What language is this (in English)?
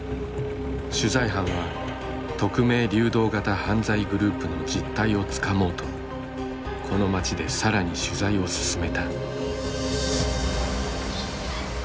Japanese